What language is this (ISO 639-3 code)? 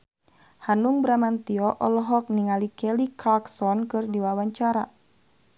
sun